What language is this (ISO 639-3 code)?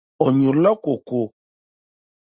dag